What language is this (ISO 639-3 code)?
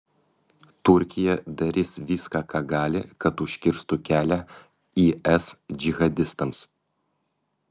lit